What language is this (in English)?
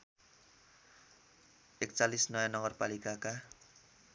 Nepali